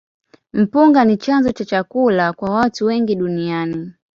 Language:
Swahili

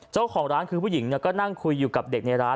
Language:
Thai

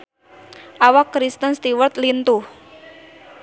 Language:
Sundanese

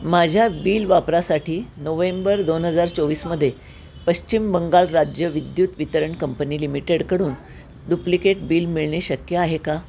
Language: Marathi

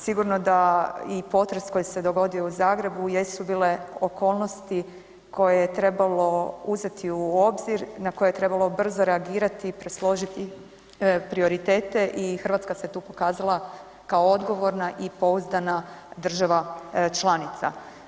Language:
Croatian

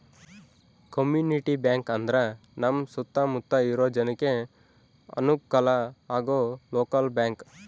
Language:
Kannada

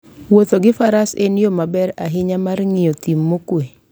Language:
Luo (Kenya and Tanzania)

